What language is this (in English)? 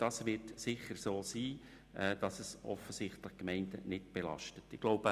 Swiss German